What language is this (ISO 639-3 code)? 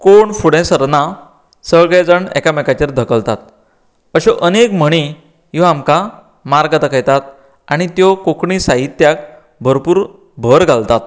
kok